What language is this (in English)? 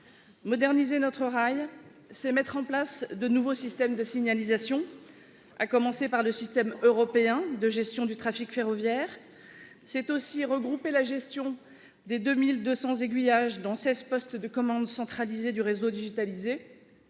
French